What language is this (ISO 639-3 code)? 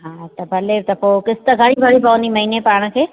snd